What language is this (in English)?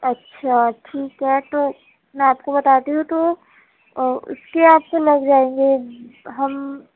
Urdu